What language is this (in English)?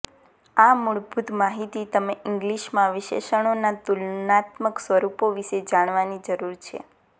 Gujarati